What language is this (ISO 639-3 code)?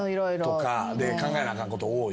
jpn